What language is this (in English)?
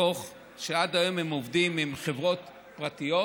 Hebrew